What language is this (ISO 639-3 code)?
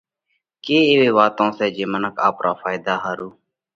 kvx